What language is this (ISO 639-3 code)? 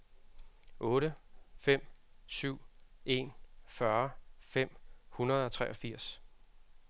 dan